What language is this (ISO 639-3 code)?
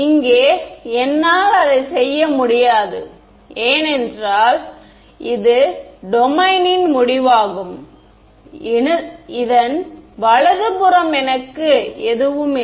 tam